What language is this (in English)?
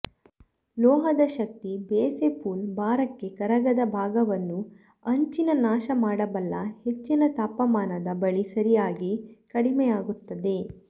Kannada